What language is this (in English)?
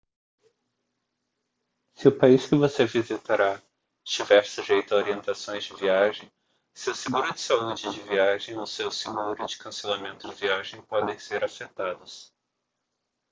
Portuguese